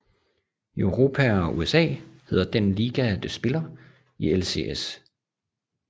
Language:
Danish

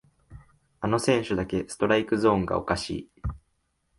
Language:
Japanese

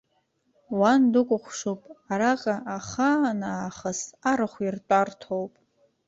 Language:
Abkhazian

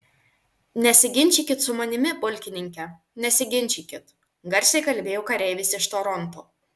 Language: Lithuanian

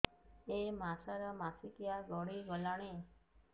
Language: Odia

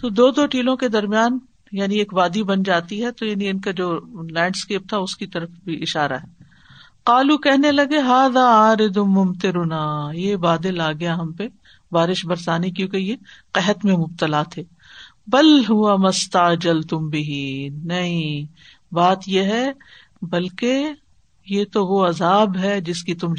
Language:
Urdu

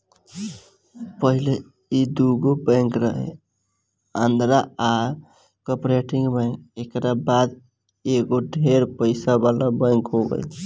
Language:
Bhojpuri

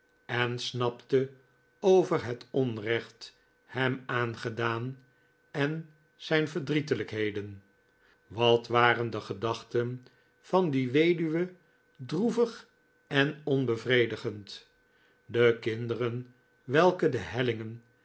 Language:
Dutch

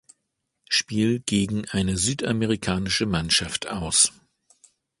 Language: German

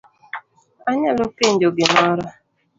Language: Luo (Kenya and Tanzania)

